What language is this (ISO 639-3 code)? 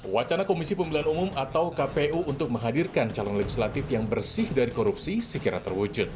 ind